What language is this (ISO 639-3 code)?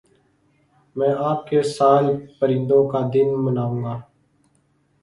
urd